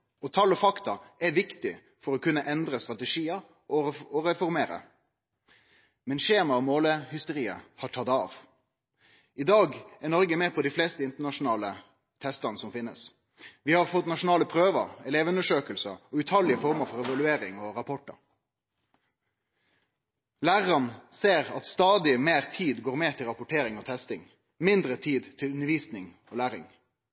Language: Norwegian Nynorsk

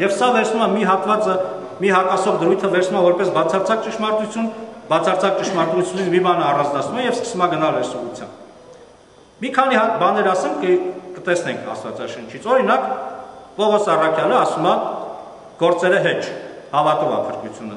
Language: Turkish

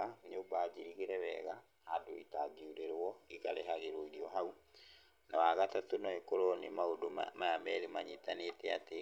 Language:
Kikuyu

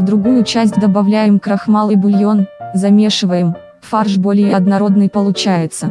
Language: Russian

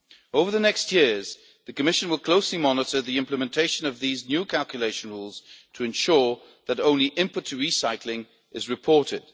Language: English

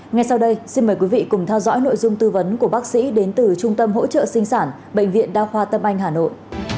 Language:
Vietnamese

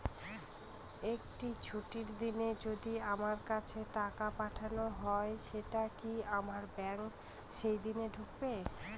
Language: Bangla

